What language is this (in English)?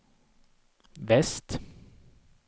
Swedish